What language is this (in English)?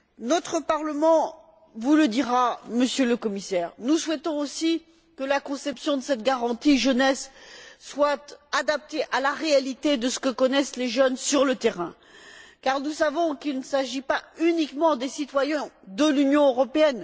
French